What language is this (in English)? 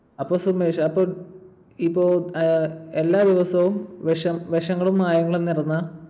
Malayalam